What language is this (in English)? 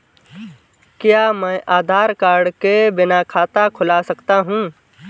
Hindi